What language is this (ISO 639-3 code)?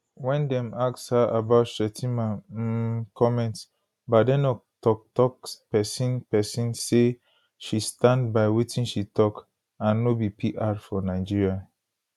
pcm